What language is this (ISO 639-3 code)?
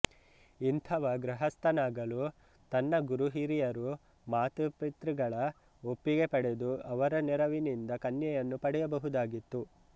kan